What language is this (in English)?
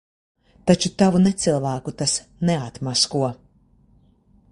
Latvian